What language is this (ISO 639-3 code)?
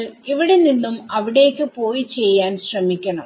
mal